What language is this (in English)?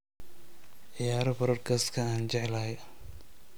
Somali